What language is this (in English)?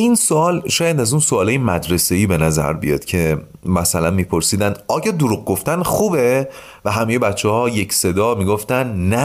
Persian